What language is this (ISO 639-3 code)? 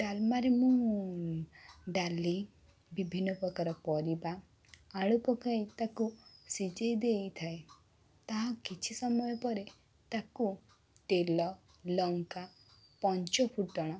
ori